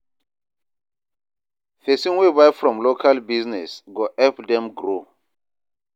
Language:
Nigerian Pidgin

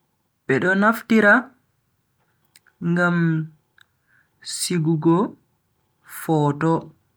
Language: Bagirmi Fulfulde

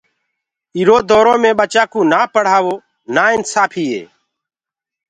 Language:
Gurgula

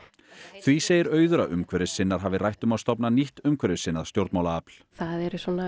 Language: Icelandic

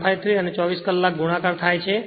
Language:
Gujarati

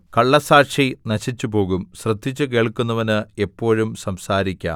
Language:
Malayalam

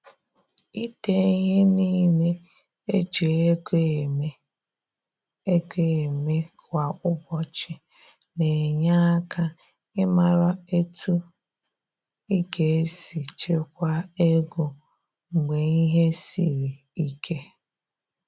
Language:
Igbo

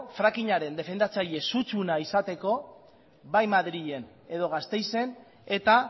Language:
Basque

